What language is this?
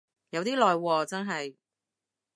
Cantonese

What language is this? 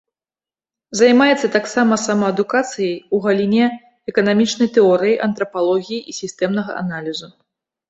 Belarusian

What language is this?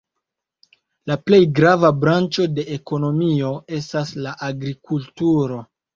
Esperanto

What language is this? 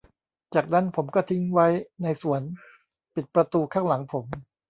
Thai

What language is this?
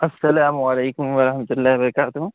Urdu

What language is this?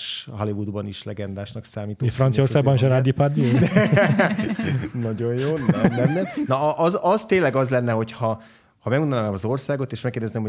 Hungarian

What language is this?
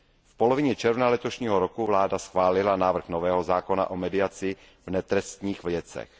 Czech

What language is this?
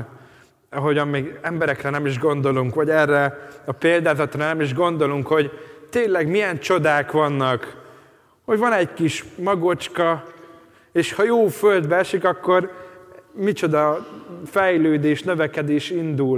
Hungarian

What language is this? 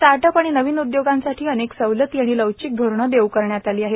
Marathi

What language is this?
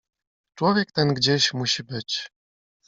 Polish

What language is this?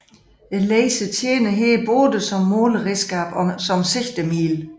Danish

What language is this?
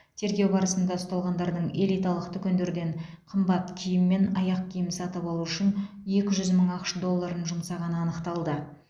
Kazakh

